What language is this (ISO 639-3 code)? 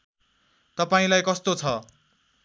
nep